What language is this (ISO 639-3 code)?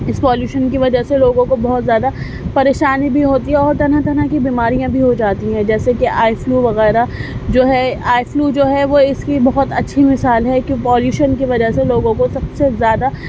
urd